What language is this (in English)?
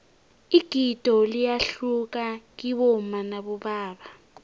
South Ndebele